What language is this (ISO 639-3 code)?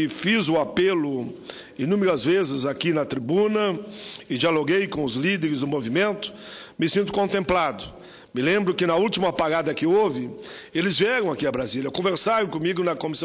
por